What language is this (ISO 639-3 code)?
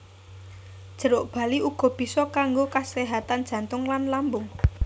jav